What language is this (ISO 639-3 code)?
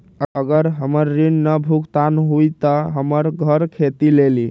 mag